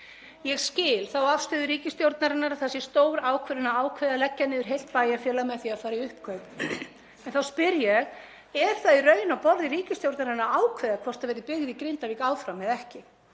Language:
Icelandic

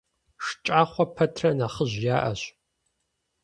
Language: Kabardian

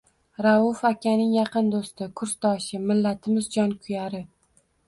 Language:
Uzbek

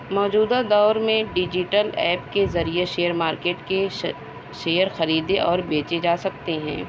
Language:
Urdu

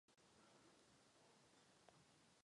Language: Czech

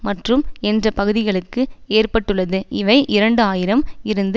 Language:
Tamil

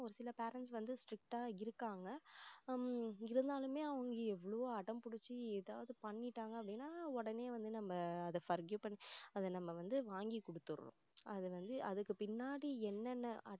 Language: Tamil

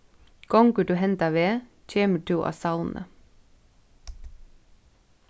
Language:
Faroese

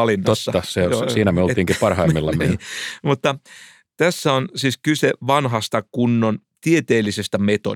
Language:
Finnish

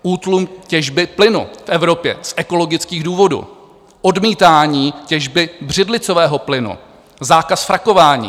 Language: Czech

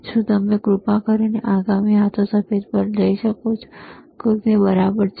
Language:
Gujarati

